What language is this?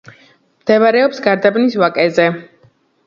Georgian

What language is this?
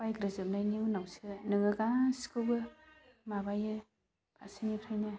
Bodo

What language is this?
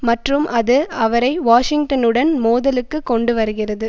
Tamil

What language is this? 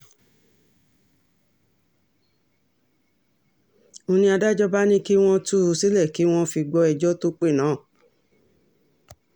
Yoruba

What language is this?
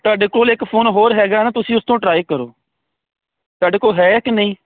Punjabi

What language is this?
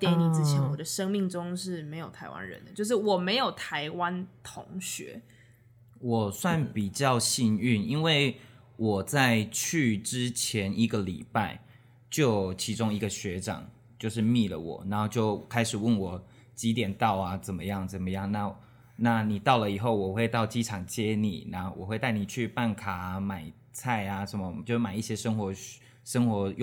Chinese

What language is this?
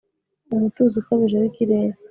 Kinyarwanda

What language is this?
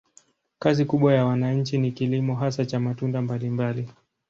Swahili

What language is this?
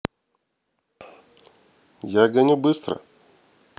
Russian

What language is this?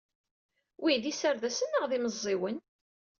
Kabyle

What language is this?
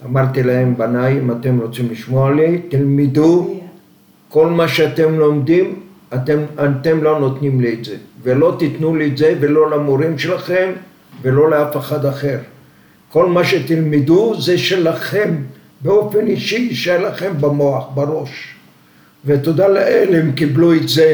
Hebrew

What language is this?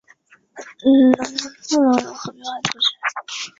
Chinese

